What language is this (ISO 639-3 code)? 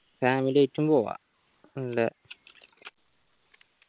mal